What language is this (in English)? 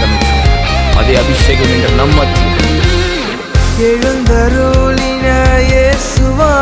Tamil